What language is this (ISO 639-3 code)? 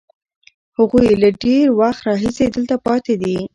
pus